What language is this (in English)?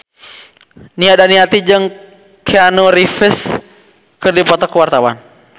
Sundanese